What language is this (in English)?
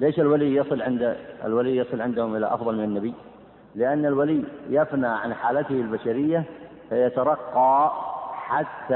Arabic